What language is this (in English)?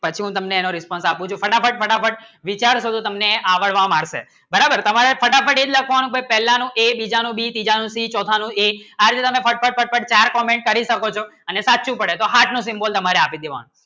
Gujarati